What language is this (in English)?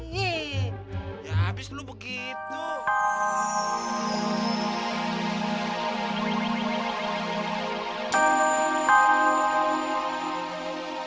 Indonesian